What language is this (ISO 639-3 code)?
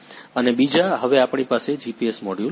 guj